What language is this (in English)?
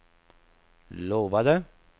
Swedish